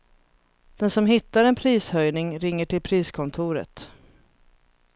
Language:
Swedish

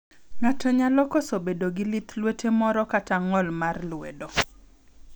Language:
Luo (Kenya and Tanzania)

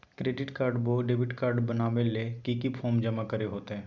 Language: Magahi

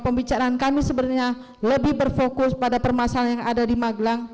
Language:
Indonesian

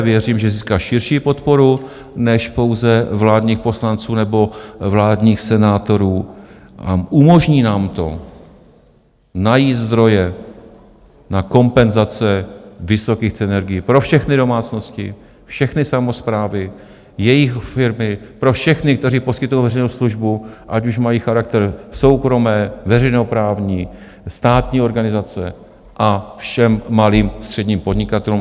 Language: Czech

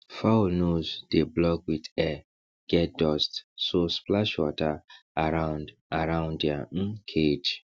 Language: Nigerian Pidgin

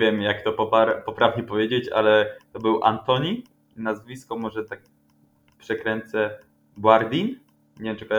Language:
Polish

